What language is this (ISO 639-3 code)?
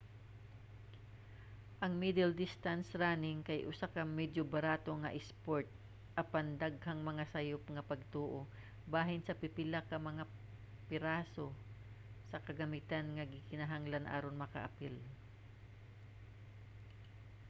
ceb